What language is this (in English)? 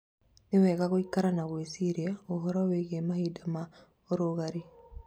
Kikuyu